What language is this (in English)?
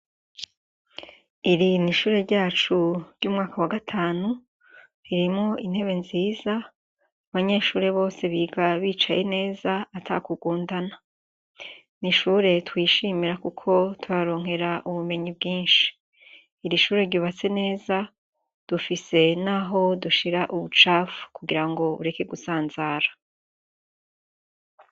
Rundi